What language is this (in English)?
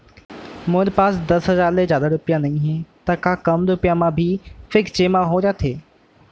Chhattisgarhi